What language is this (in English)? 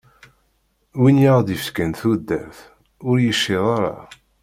Kabyle